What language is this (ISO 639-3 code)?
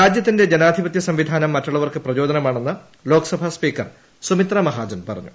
mal